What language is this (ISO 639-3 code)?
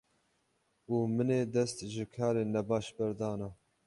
kur